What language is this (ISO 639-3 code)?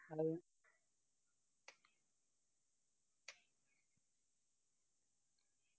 mal